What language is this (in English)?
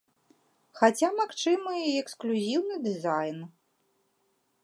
Belarusian